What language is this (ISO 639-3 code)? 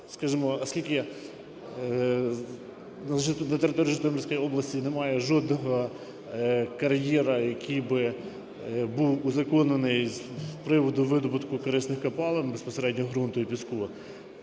ukr